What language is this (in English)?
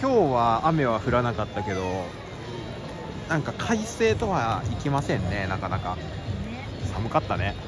Japanese